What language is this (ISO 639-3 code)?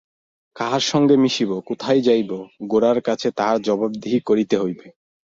ben